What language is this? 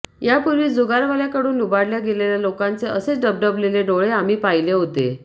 Marathi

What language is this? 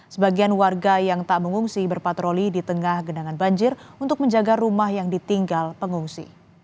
Indonesian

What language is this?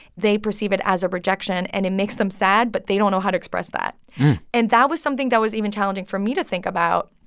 English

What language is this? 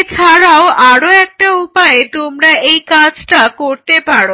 Bangla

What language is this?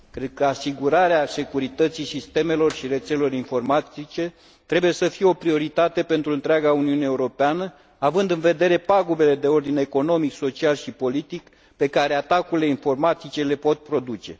Romanian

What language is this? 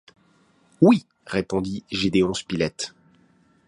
French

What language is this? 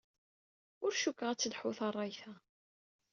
Kabyle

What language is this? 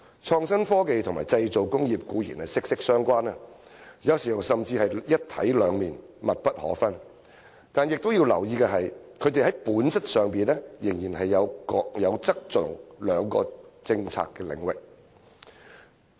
Cantonese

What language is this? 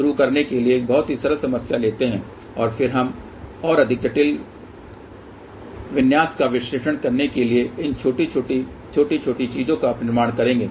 Hindi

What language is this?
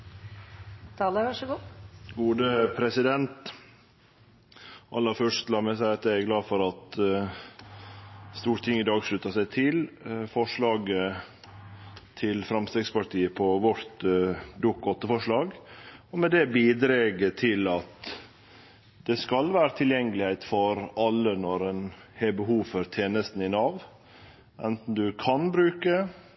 Norwegian Nynorsk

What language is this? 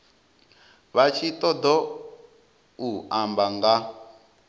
Venda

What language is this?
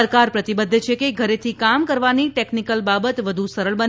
Gujarati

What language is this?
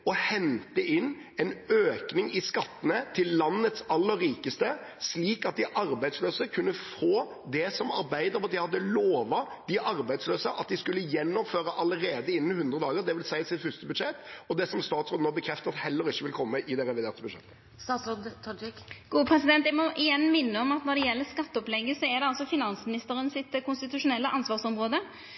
Norwegian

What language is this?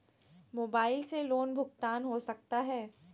Magahi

